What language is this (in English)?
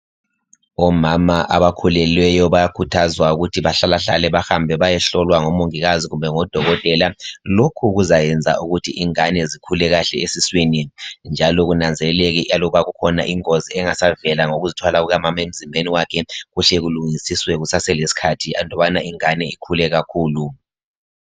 North Ndebele